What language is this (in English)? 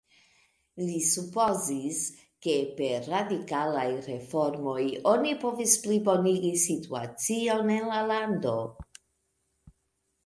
Esperanto